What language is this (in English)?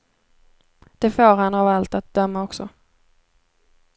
Swedish